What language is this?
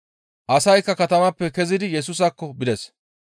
Gamo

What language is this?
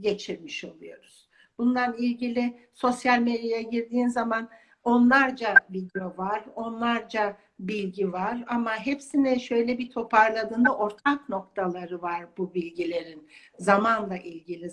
Turkish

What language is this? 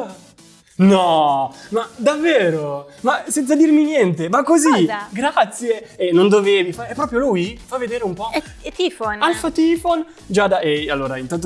Italian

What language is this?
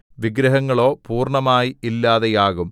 Malayalam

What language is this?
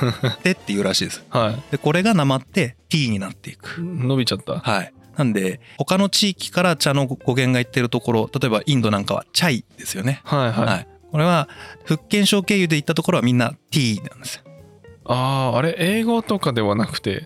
Japanese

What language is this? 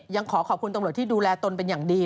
Thai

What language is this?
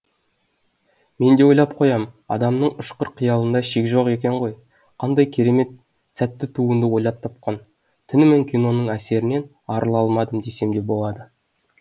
Kazakh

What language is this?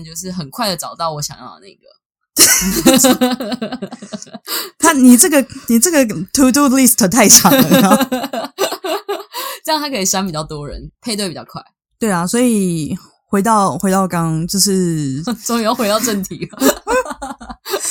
Chinese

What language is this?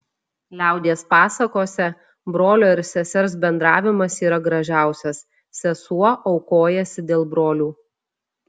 Lithuanian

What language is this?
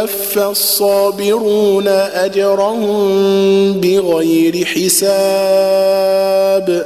Arabic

